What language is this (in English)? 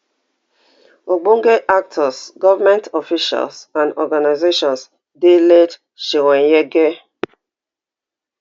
Nigerian Pidgin